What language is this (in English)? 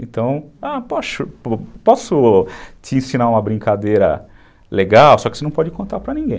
Portuguese